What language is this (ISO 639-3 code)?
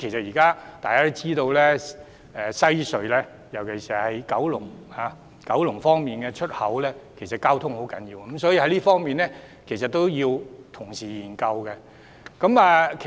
yue